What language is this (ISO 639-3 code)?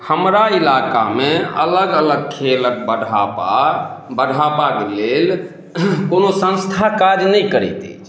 mai